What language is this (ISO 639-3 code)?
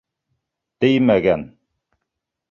bak